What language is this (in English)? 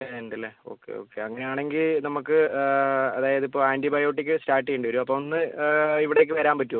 Malayalam